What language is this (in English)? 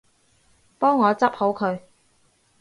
Cantonese